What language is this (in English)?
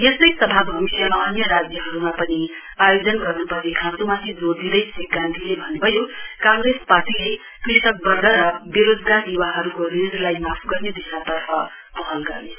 Nepali